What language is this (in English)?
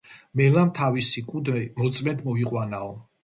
Georgian